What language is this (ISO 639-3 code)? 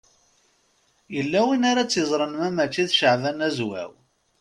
kab